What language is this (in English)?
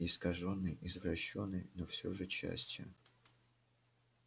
Russian